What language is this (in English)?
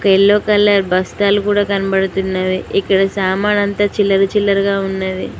Telugu